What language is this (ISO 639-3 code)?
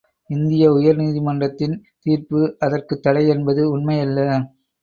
tam